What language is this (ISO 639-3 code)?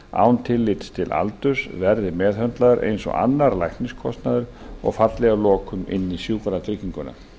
isl